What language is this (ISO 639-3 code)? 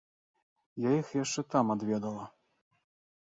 bel